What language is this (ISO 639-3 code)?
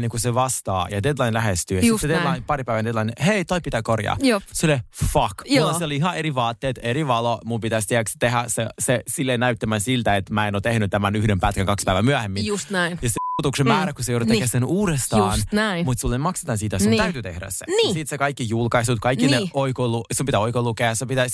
fin